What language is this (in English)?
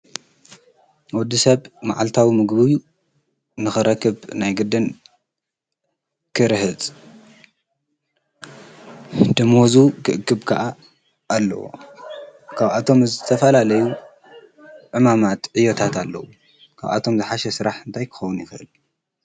Tigrinya